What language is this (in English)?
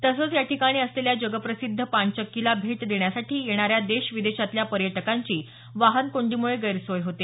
Marathi